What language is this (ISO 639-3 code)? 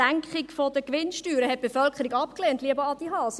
gsw